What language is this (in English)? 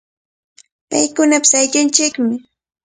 Cajatambo North Lima Quechua